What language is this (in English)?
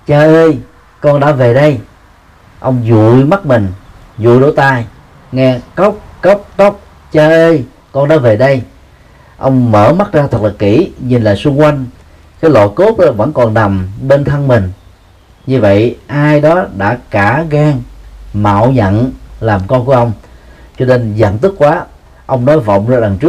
Vietnamese